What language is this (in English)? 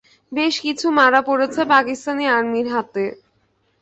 Bangla